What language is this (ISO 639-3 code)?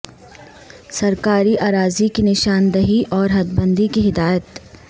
urd